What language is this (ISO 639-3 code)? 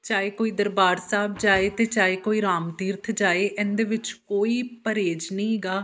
pan